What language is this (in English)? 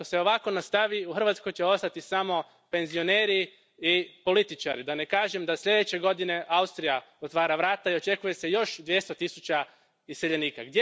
Croatian